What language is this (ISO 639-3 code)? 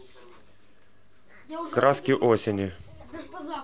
rus